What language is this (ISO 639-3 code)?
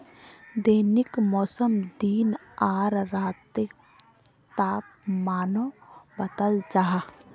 mag